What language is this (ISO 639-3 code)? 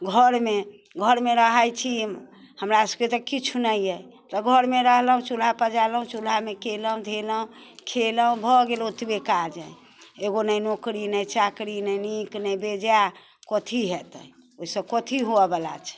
mai